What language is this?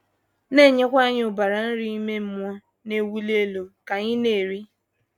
Igbo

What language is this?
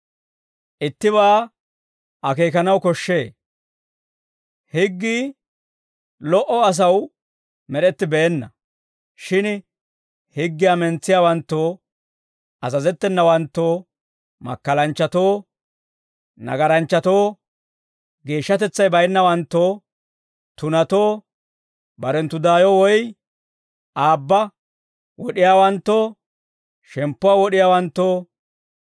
Dawro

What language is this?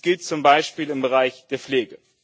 German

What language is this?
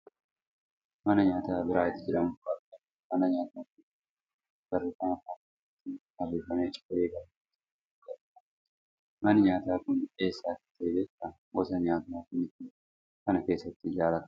Oromo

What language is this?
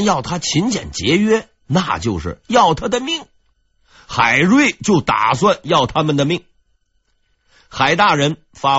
Chinese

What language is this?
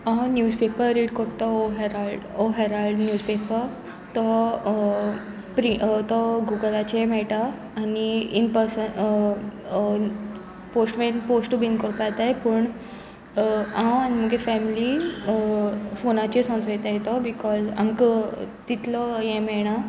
Konkani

